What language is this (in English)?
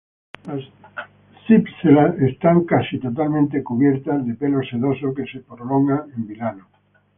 Spanish